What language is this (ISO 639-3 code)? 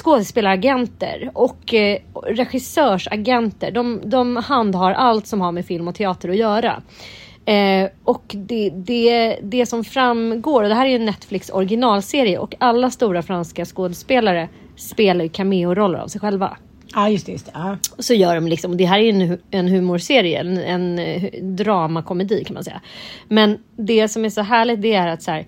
swe